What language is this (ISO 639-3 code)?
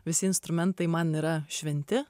lit